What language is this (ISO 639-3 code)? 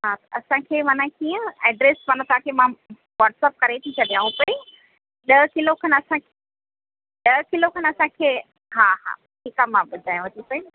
snd